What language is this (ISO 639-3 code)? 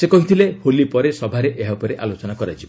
ori